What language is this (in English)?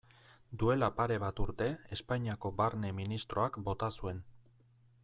Basque